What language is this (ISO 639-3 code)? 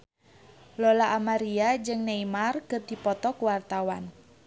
sun